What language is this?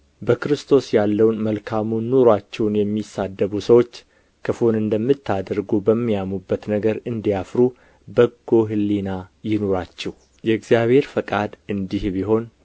Amharic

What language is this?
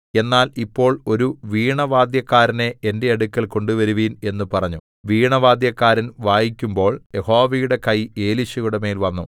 Malayalam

